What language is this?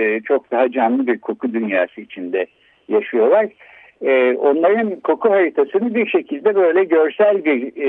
Turkish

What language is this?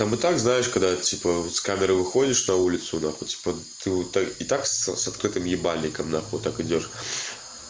Russian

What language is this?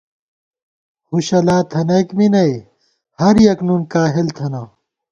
Gawar-Bati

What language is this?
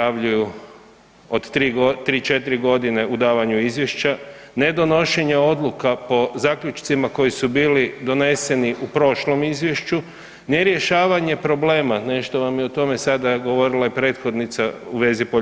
Croatian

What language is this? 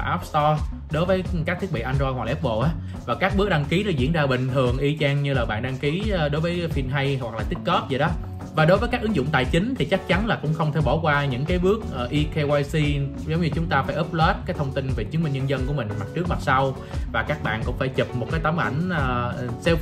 Vietnamese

